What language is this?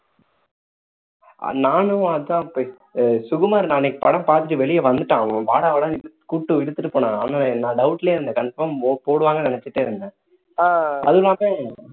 Tamil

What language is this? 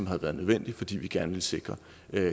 Danish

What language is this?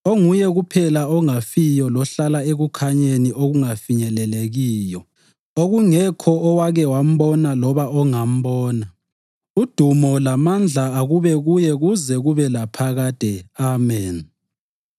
North Ndebele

